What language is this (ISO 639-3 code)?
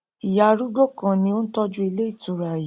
yor